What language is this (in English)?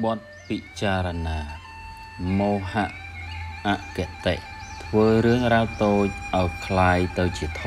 Thai